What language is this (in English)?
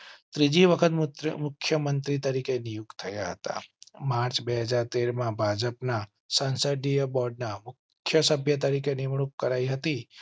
Gujarati